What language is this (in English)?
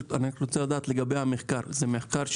Hebrew